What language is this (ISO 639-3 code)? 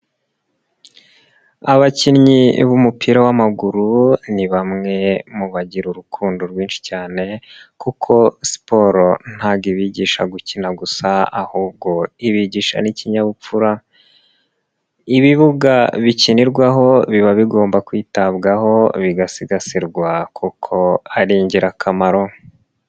kin